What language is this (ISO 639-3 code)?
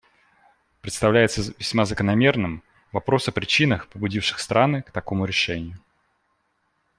rus